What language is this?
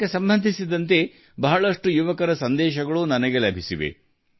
Kannada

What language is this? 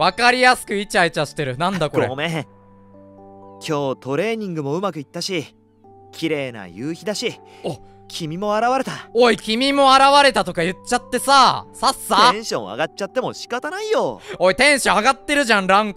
Japanese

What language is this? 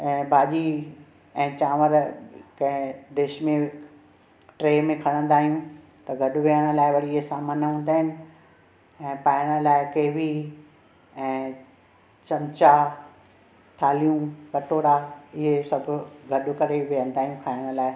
Sindhi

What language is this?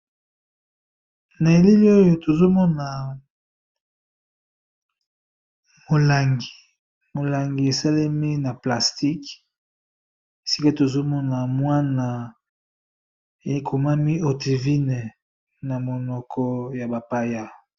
Lingala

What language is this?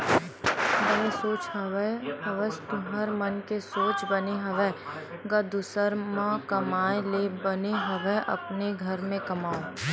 Chhattisgarhi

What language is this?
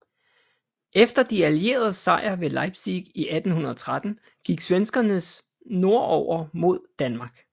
Danish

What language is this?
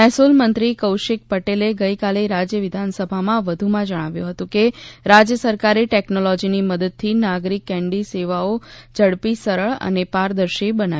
Gujarati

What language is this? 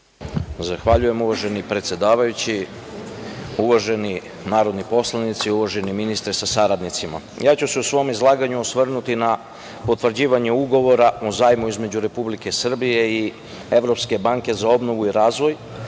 Serbian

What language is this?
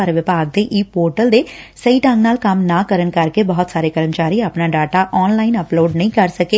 Punjabi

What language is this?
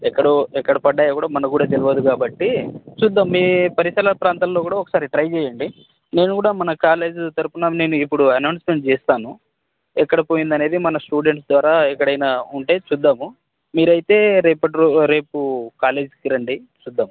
Telugu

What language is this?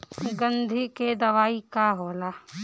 Bhojpuri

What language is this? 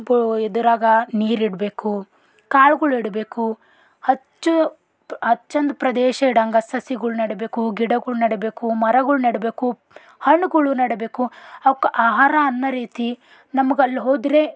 Kannada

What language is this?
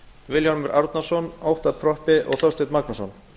Icelandic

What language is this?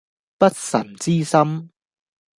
Cantonese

